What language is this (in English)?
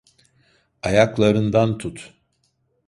Turkish